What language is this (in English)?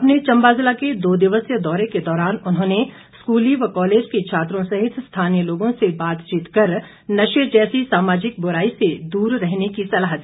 Hindi